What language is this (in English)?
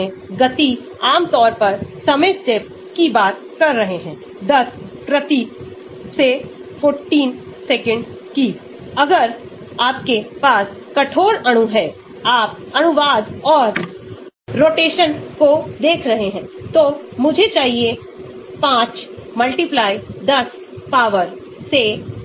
Hindi